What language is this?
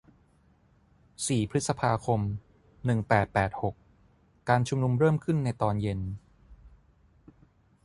Thai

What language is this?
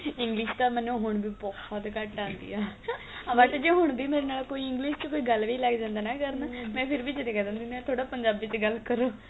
Punjabi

